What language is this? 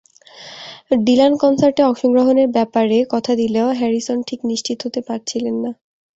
Bangla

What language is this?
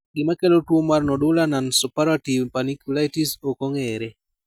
Luo (Kenya and Tanzania)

